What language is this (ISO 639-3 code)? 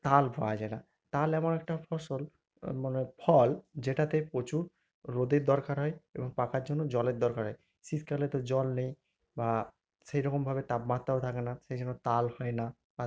ben